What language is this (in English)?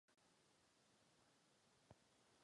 Czech